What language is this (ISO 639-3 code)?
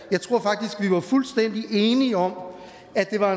dan